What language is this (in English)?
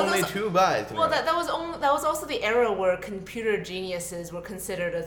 English